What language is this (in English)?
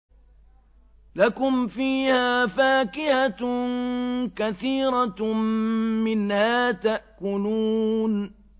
Arabic